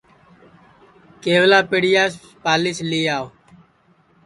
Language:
Sansi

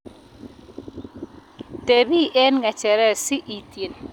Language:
Kalenjin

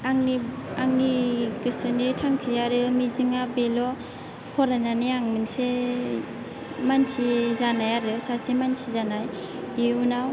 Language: Bodo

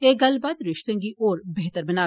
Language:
Dogri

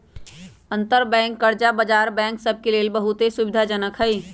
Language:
Magahi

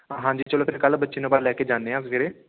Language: Punjabi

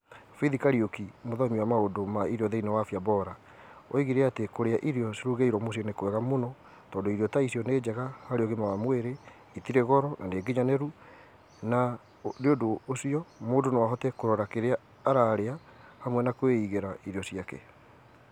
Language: Kikuyu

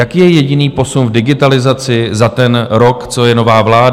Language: Czech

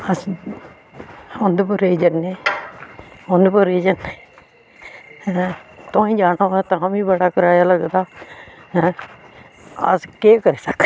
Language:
Dogri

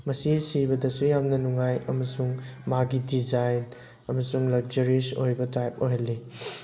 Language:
Manipuri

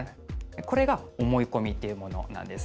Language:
Japanese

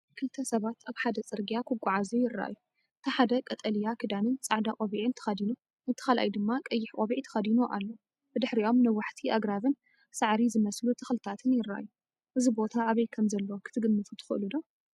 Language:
Tigrinya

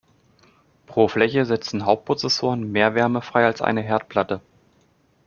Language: German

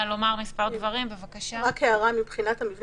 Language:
Hebrew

